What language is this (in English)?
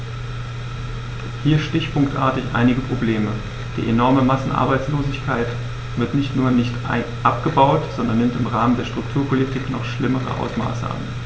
German